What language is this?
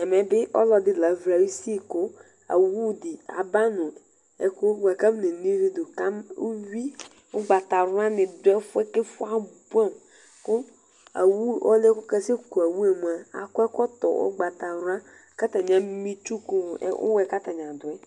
Ikposo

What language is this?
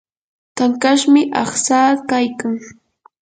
Yanahuanca Pasco Quechua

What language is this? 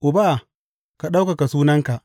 Hausa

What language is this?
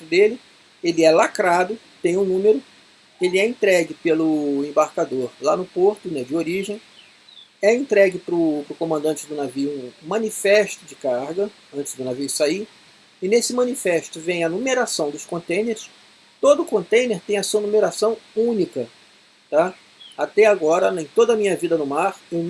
Portuguese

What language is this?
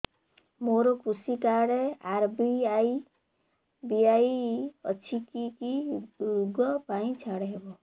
Odia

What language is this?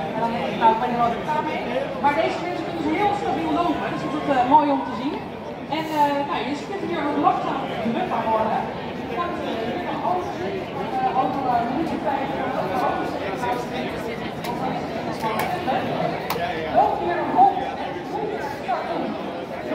Dutch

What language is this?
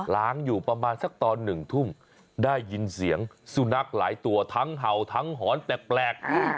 Thai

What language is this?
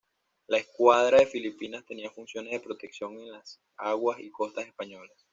Spanish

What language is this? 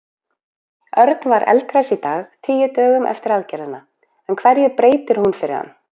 Icelandic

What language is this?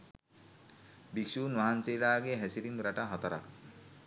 Sinhala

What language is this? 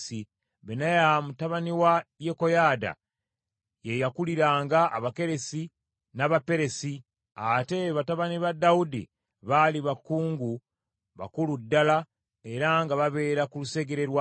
Ganda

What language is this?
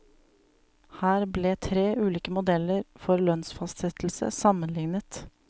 Norwegian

